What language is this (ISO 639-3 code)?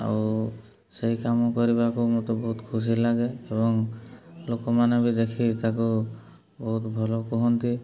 ori